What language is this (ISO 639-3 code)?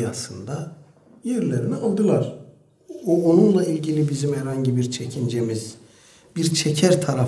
tur